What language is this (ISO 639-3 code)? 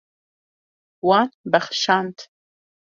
kur